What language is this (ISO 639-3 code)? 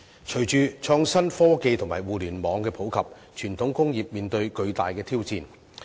yue